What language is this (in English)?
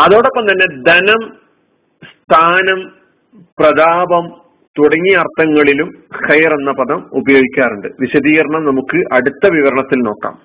Malayalam